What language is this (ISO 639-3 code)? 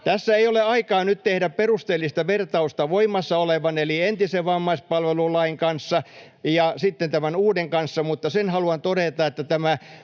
fin